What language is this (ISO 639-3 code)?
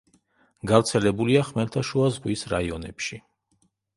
kat